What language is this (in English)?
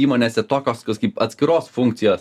Lithuanian